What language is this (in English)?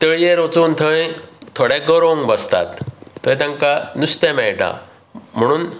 Konkani